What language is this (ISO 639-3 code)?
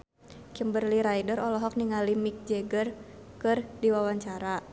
sun